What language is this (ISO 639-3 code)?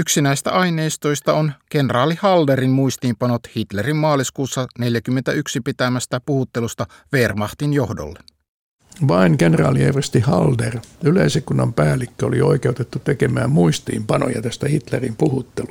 fin